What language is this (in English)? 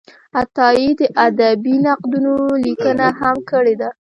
Pashto